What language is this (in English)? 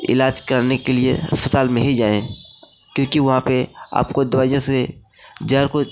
Hindi